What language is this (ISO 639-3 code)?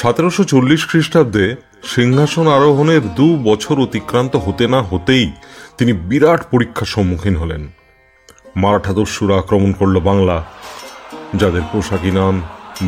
ben